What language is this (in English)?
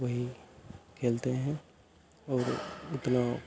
Hindi